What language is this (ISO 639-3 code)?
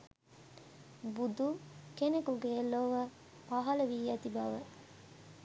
sin